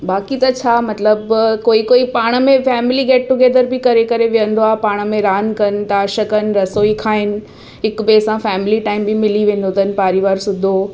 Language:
Sindhi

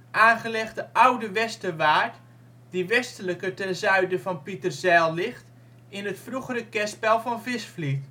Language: Dutch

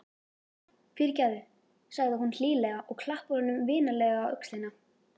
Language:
Icelandic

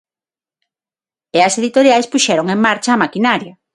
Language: Galician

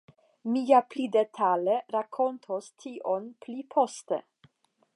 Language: Esperanto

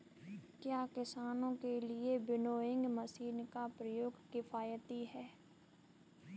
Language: Hindi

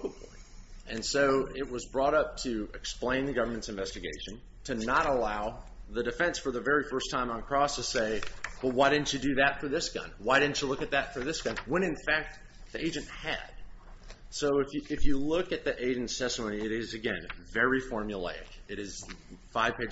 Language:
English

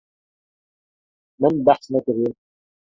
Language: Kurdish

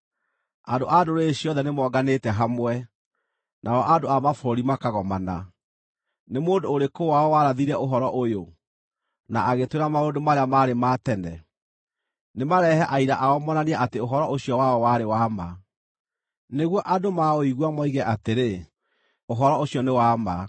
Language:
Kikuyu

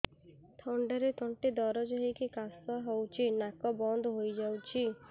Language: Odia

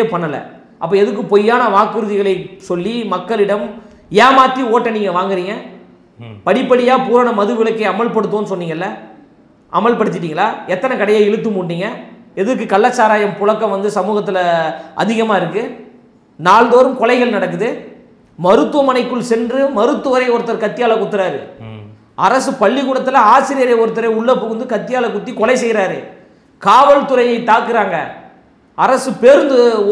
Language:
Tamil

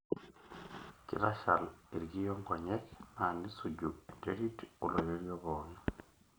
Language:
Masai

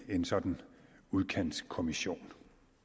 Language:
Danish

